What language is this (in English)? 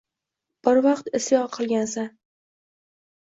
Uzbek